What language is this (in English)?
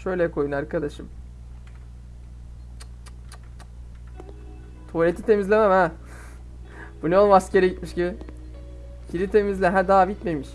Turkish